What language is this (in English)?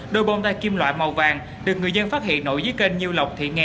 Vietnamese